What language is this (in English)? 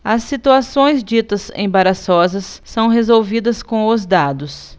Portuguese